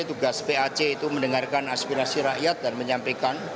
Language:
Indonesian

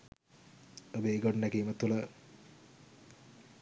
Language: Sinhala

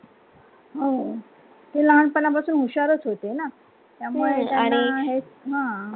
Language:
Marathi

